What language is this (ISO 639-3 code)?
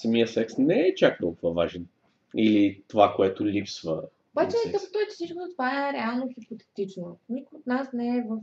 bul